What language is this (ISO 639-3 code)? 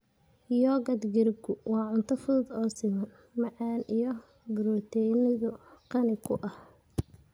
som